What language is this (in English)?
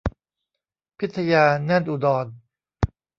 Thai